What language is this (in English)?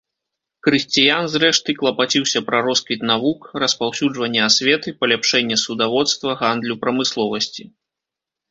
Belarusian